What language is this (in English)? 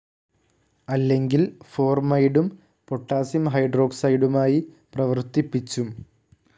Malayalam